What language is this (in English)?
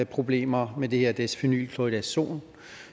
Danish